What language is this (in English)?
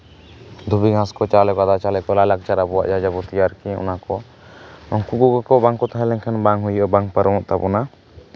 Santali